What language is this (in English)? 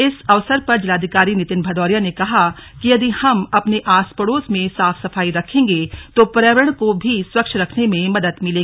Hindi